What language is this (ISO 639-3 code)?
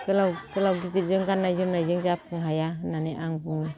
brx